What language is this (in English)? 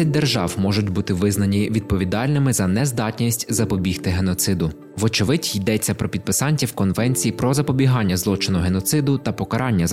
Ukrainian